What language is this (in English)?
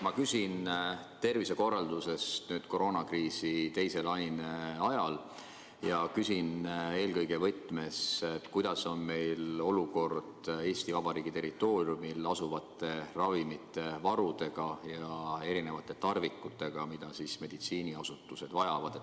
Estonian